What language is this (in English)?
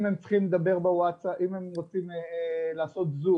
Hebrew